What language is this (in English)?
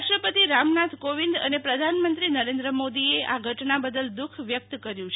Gujarati